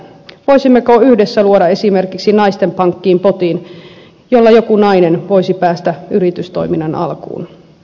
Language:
Finnish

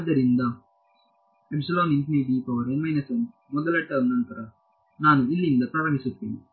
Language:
Kannada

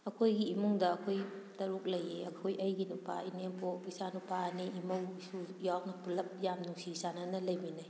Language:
Manipuri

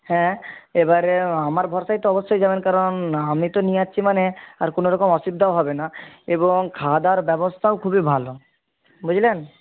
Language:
Bangla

